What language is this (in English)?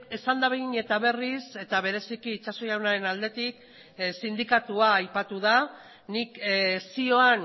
Basque